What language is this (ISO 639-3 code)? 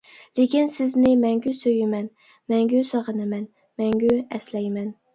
uig